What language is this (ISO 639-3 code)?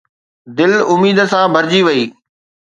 snd